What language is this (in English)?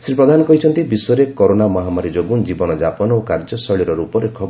Odia